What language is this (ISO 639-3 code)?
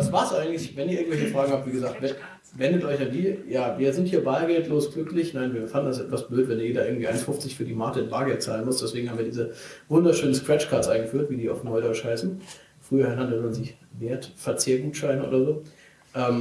deu